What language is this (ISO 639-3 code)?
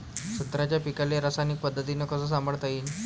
mar